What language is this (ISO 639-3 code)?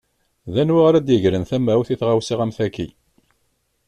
kab